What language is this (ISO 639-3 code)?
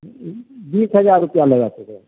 mai